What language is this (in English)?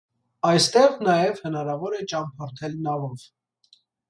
Armenian